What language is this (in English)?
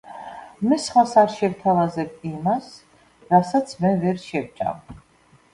Georgian